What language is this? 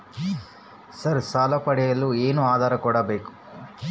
Kannada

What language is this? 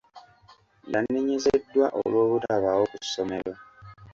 Ganda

